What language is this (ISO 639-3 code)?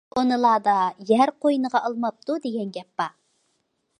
uig